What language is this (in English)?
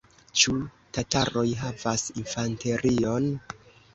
Esperanto